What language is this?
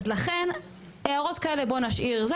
Hebrew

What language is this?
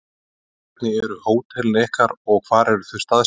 Icelandic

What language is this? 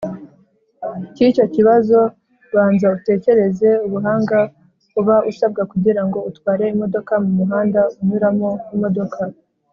Kinyarwanda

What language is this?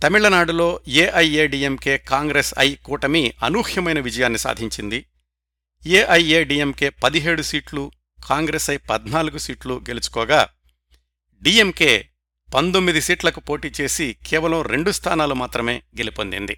Telugu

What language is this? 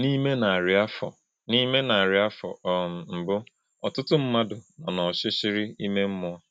Igbo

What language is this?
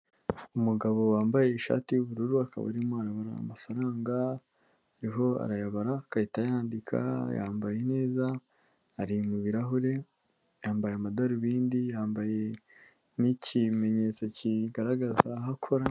Kinyarwanda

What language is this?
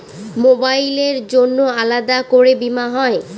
Bangla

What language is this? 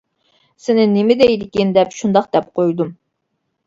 Uyghur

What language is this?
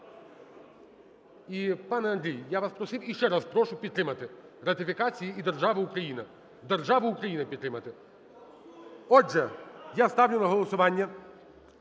Ukrainian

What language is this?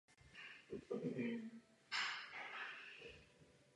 Czech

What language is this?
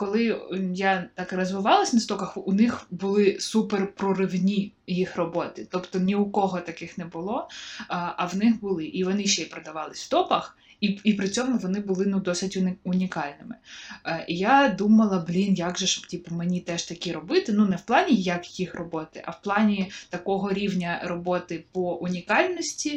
Ukrainian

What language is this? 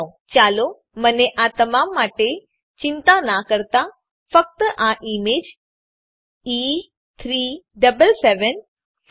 Gujarati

